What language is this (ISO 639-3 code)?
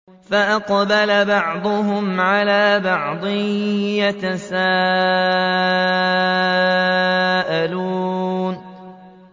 ara